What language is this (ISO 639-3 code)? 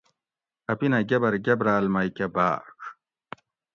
gwc